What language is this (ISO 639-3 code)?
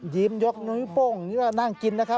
tha